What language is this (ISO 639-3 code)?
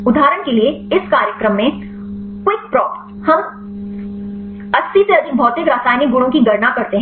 hin